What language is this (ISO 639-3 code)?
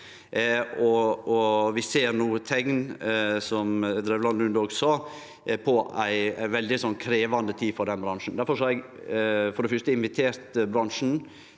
nor